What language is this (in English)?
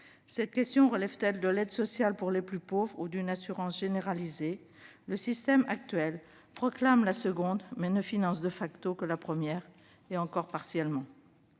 French